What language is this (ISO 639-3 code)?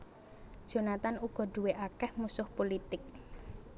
jav